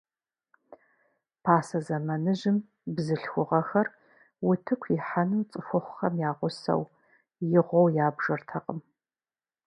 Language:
Kabardian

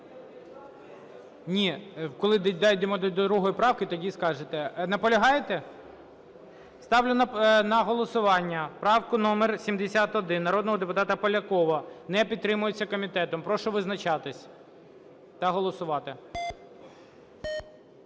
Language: Ukrainian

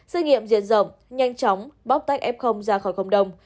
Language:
Vietnamese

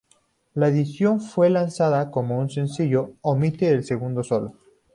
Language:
Spanish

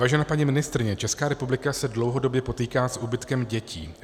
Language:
Czech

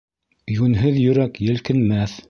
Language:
Bashkir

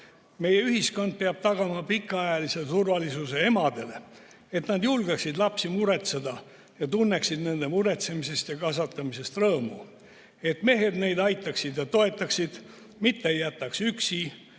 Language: Estonian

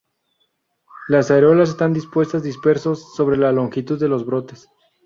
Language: Spanish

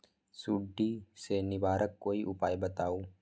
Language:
Magahi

